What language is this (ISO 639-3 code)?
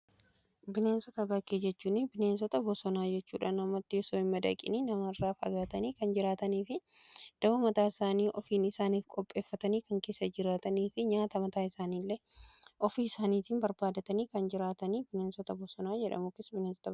orm